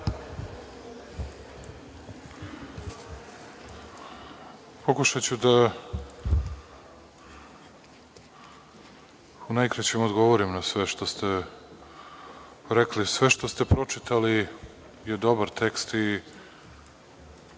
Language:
Serbian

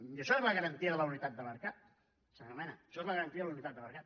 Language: Catalan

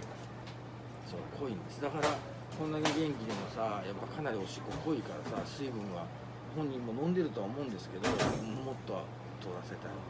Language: Japanese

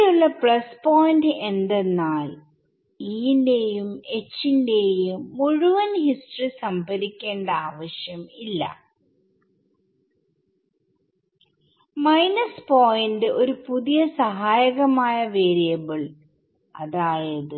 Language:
Malayalam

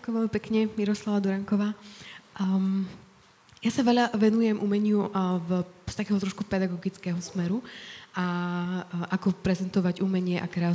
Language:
Slovak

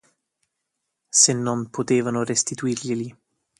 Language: Italian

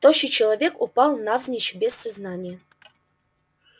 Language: Russian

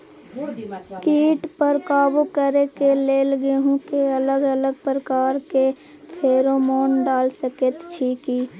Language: Maithili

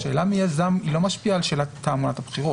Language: Hebrew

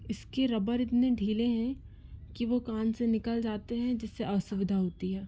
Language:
Hindi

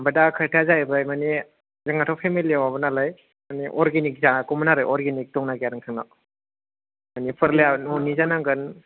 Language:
Bodo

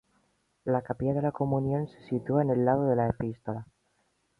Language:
Spanish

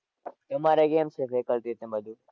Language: Gujarati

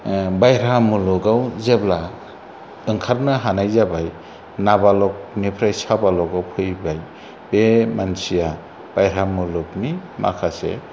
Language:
Bodo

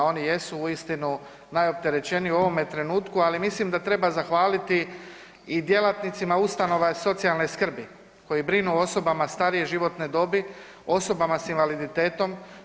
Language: Croatian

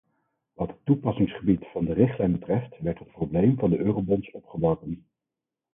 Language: Dutch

